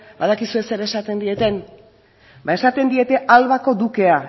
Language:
Basque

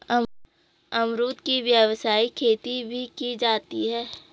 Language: Hindi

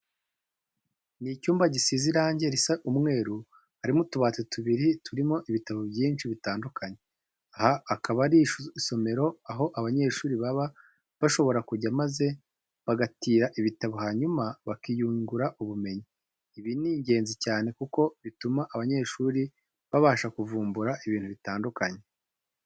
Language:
Kinyarwanda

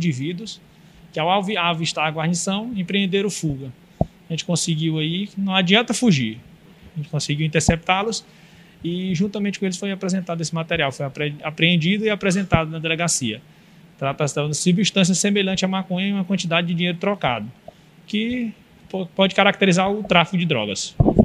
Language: Portuguese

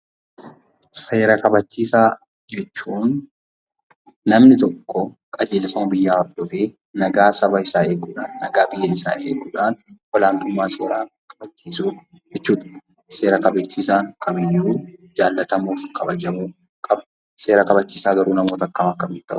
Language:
Oromo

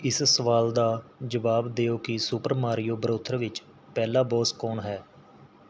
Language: Punjabi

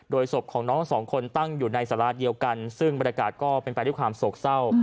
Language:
Thai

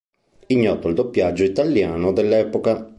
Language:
Italian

